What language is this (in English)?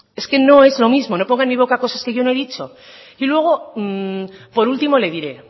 Spanish